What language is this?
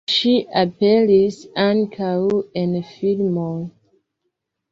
Esperanto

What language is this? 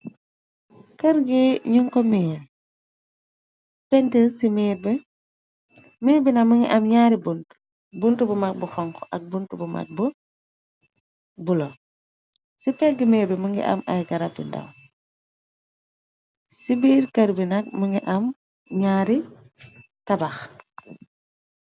Wolof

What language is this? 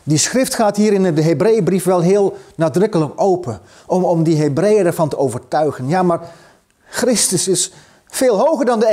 Dutch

